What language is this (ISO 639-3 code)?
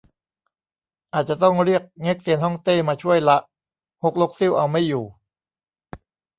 tha